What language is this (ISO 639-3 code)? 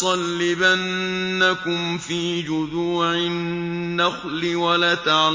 ara